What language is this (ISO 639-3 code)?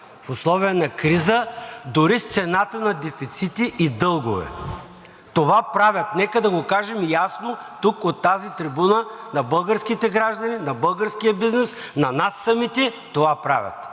bul